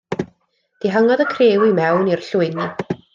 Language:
Welsh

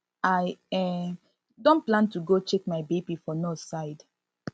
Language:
Nigerian Pidgin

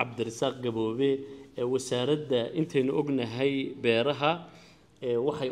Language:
Arabic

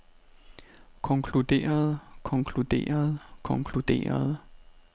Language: Danish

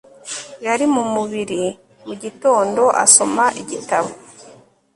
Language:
Kinyarwanda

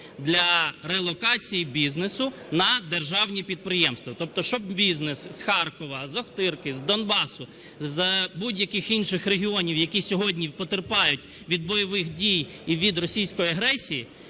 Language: Ukrainian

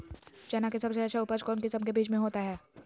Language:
Magahi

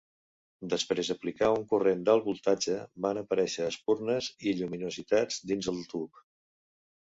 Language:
Catalan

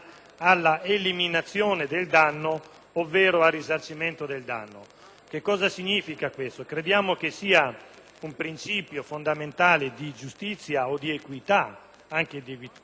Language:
Italian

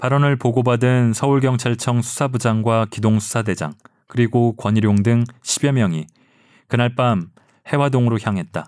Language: Korean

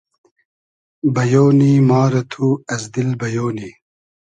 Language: Hazaragi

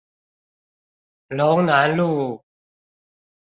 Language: Chinese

